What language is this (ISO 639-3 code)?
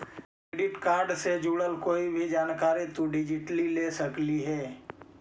mag